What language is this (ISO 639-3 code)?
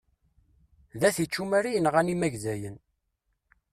kab